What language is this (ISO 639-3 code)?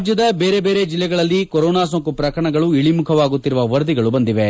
kan